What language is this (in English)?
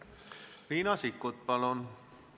Estonian